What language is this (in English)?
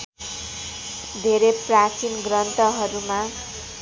Nepali